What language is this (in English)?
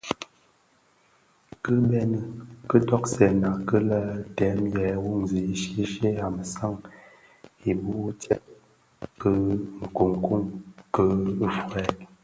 Bafia